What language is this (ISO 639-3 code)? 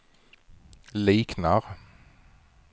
swe